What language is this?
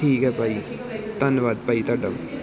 Punjabi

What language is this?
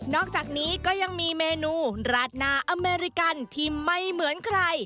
Thai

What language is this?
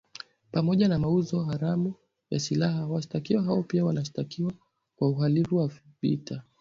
Swahili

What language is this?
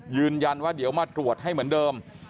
Thai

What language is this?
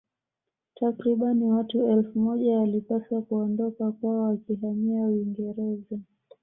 Swahili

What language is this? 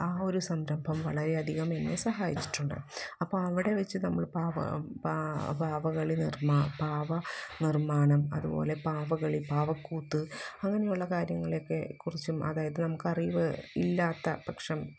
Malayalam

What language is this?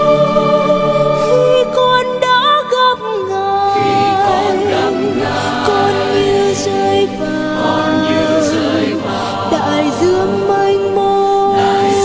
Vietnamese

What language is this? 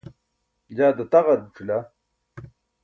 Burushaski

